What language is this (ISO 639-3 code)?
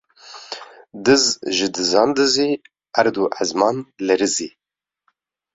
kur